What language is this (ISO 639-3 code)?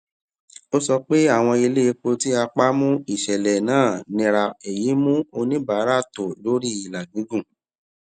yor